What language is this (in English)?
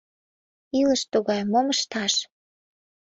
Mari